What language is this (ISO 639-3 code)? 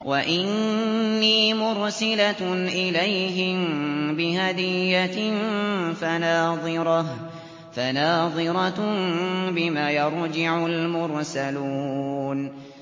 ara